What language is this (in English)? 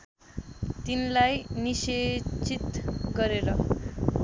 Nepali